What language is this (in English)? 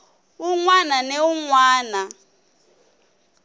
Tsonga